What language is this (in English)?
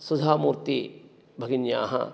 Sanskrit